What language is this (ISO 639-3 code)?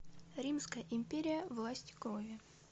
rus